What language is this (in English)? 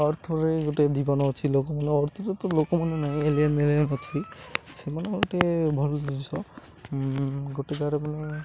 Odia